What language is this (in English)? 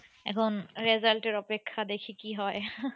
Bangla